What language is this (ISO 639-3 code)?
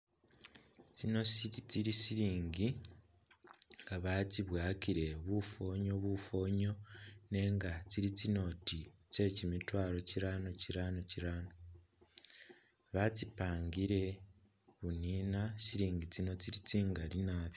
myx